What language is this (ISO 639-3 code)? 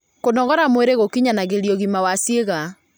kik